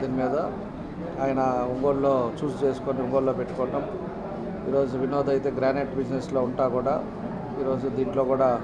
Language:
Telugu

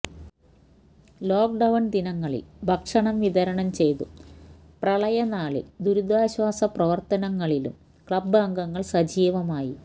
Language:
Malayalam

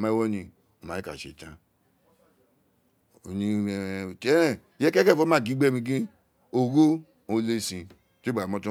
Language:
Isekiri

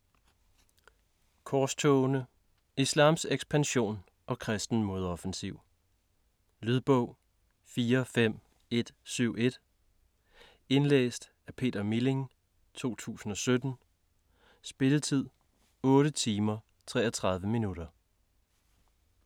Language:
Danish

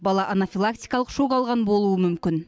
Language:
Kazakh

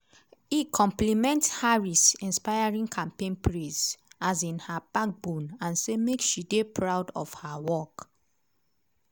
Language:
Nigerian Pidgin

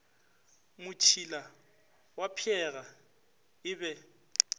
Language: Northern Sotho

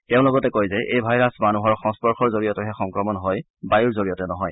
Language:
Assamese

